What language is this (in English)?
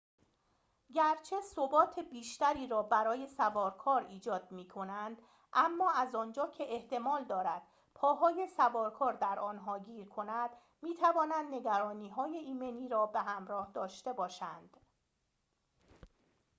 Persian